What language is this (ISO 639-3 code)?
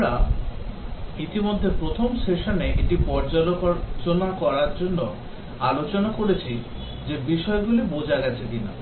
ben